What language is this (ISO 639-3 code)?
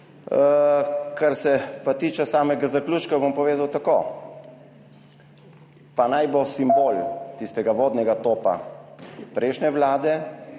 slv